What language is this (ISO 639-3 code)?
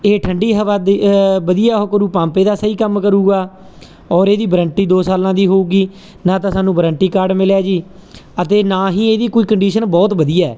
pan